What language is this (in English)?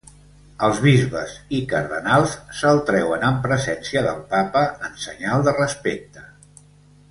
Catalan